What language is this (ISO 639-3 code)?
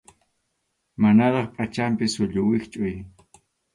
qxu